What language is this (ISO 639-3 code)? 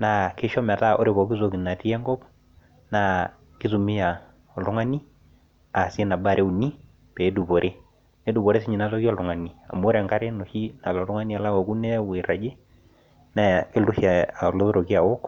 mas